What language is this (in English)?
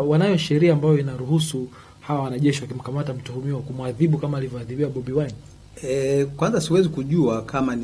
Swahili